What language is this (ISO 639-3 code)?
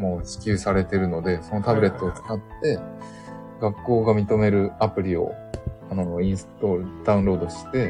jpn